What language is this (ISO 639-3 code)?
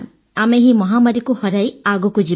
ori